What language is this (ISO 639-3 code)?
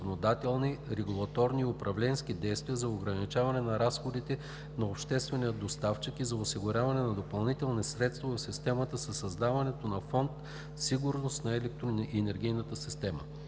bul